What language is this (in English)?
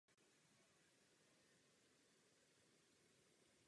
Czech